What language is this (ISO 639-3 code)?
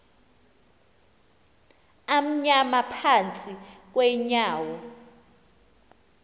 xho